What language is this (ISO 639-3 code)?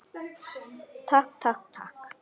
isl